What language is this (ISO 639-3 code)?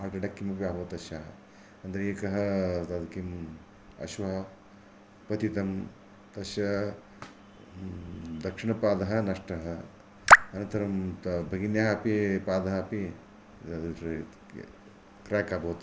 san